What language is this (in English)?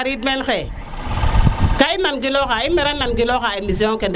Serer